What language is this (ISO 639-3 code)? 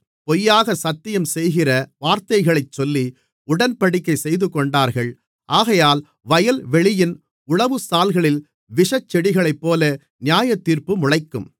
tam